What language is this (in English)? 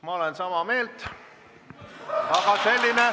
Estonian